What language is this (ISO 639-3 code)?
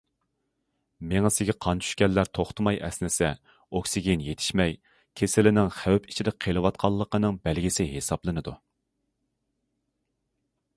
uig